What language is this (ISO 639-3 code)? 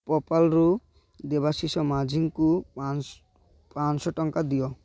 ori